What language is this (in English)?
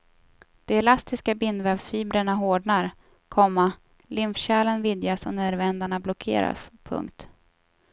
Swedish